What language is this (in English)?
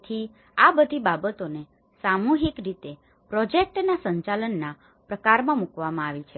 Gujarati